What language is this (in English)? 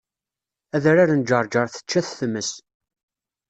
Kabyle